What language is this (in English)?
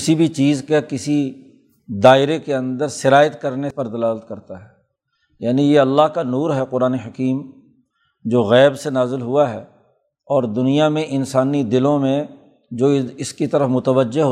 Urdu